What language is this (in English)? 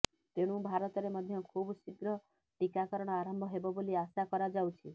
Odia